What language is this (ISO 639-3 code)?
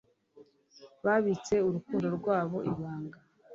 kin